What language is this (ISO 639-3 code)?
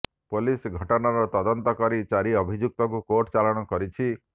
ori